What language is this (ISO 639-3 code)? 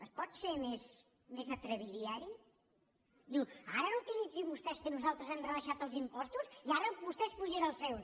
cat